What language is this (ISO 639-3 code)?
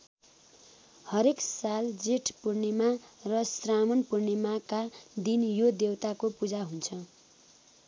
nep